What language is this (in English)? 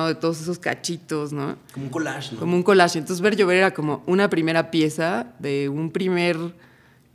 Spanish